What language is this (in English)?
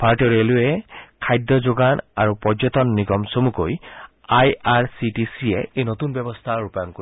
Assamese